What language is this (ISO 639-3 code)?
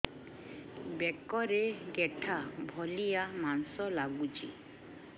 ori